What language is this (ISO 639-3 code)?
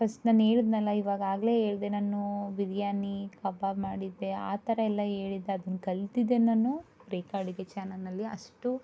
kan